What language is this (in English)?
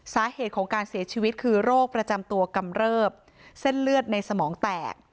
Thai